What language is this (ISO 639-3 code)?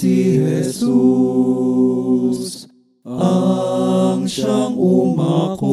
fil